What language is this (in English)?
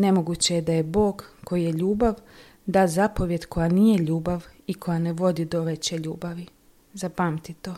Croatian